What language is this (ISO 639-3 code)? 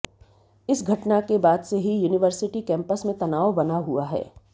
hin